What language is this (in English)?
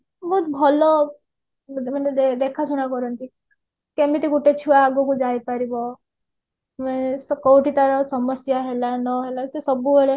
Odia